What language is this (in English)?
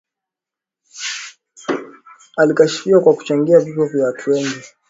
Swahili